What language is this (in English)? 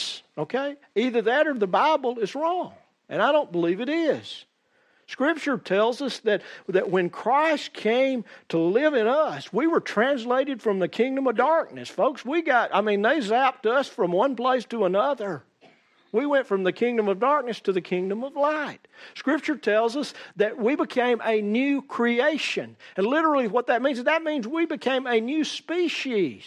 English